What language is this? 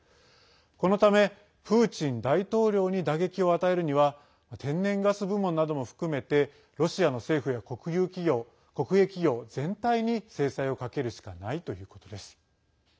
Japanese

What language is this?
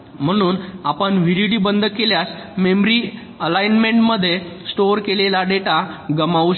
Marathi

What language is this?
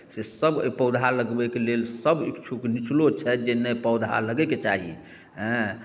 Maithili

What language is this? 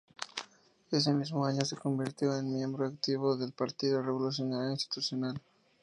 Spanish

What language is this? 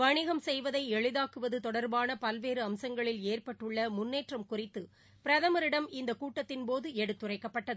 Tamil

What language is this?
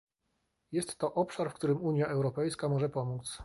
Polish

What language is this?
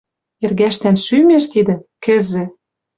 Western Mari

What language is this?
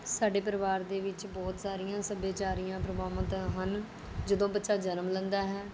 Punjabi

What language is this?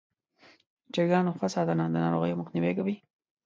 Pashto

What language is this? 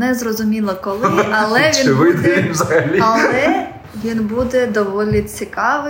Ukrainian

